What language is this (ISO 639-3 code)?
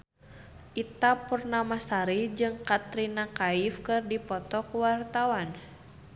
sun